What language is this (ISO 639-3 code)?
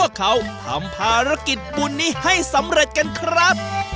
tha